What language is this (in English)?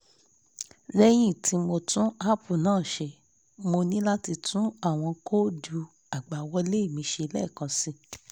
Yoruba